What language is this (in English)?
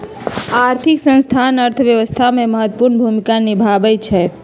Magahi